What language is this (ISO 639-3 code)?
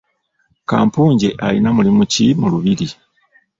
lug